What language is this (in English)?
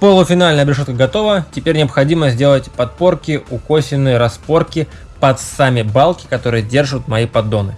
Russian